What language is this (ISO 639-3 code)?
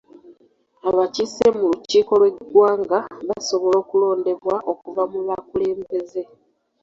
lug